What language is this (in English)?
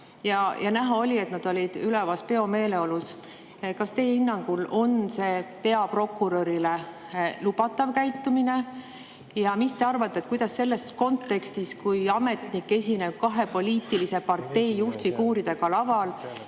Estonian